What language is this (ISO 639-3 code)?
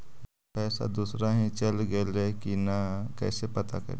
mag